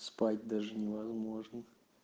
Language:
Russian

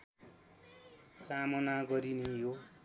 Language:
Nepali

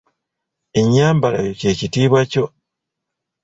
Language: Ganda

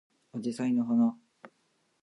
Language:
Japanese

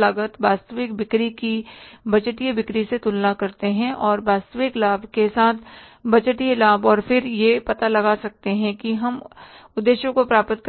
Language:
Hindi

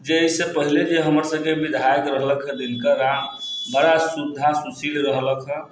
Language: Maithili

